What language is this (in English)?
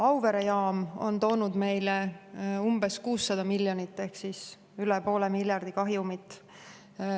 Estonian